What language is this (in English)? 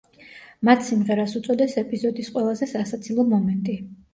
Georgian